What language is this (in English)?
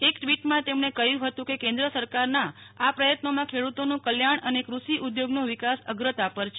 Gujarati